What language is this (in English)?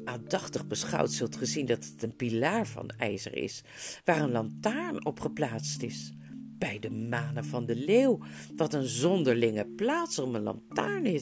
Dutch